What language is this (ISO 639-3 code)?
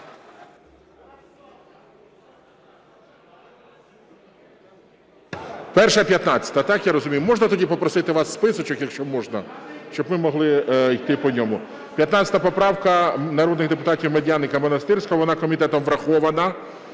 ukr